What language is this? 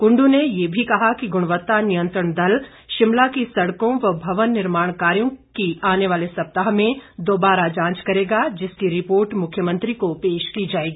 Hindi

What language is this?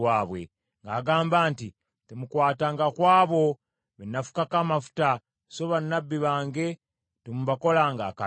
Ganda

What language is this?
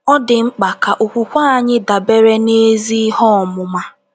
Igbo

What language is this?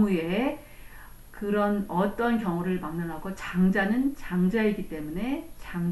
Korean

